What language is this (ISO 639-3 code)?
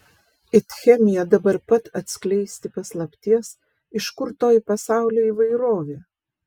lit